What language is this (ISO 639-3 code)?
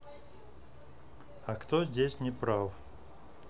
rus